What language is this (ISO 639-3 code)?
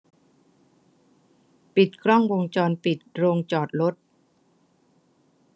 tha